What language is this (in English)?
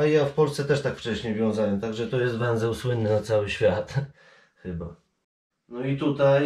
Polish